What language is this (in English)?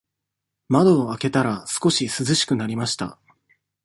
Japanese